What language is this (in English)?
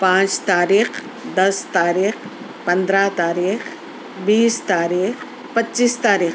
Urdu